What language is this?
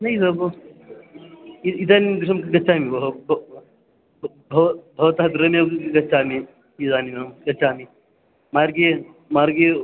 Sanskrit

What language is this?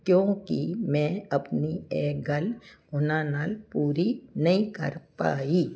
Punjabi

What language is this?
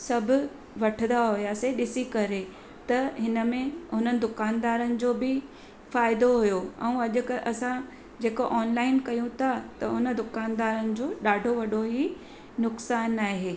Sindhi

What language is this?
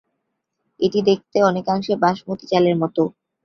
Bangla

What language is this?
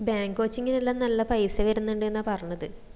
Malayalam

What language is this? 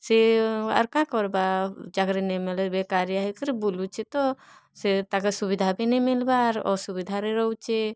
Odia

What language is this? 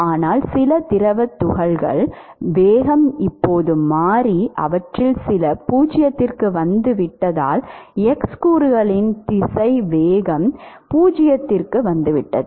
Tamil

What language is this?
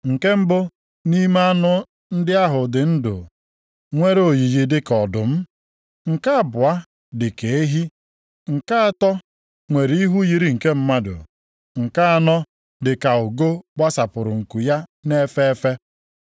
Igbo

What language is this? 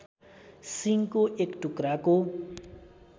Nepali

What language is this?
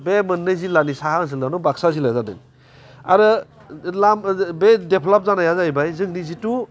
Bodo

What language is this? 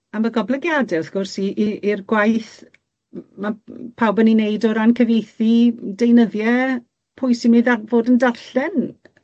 Welsh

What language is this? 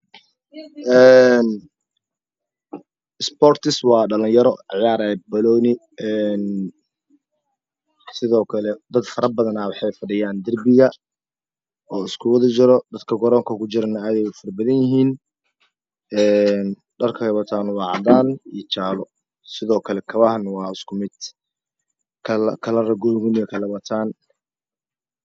Somali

